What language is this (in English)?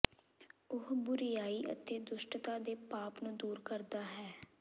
Punjabi